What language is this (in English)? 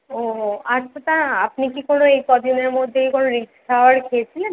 Bangla